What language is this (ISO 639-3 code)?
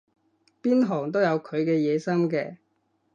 yue